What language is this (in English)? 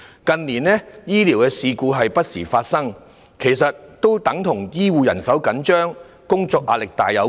Cantonese